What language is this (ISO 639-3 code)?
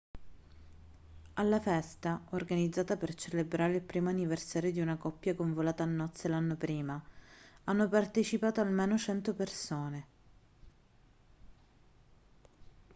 ita